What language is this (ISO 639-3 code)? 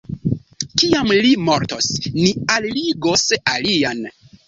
epo